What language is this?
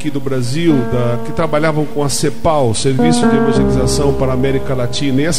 Portuguese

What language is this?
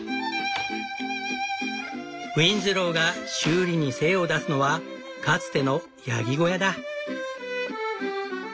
Japanese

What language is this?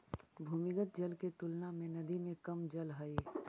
Magahi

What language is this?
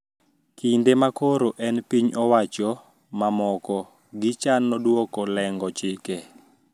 Luo (Kenya and Tanzania)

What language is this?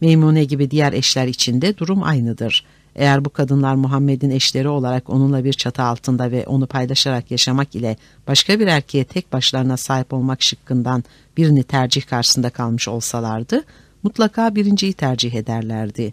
Turkish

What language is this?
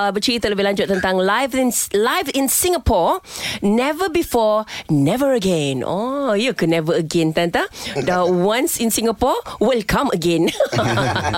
Malay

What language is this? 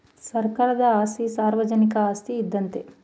Kannada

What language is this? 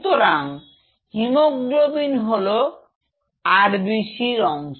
Bangla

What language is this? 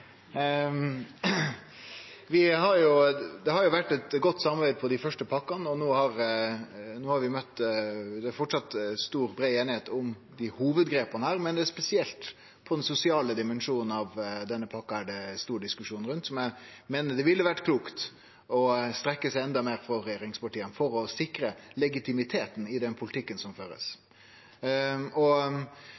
Norwegian Nynorsk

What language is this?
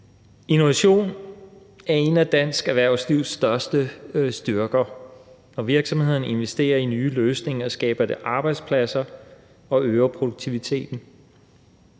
Danish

